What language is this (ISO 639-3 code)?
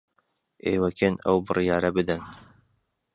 ckb